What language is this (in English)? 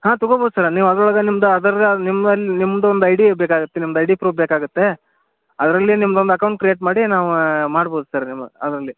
Kannada